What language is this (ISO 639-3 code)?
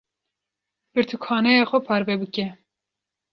kur